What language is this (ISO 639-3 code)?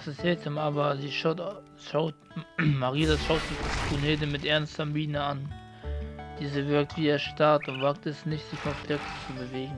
deu